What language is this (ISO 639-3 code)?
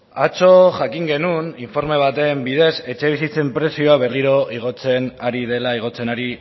eus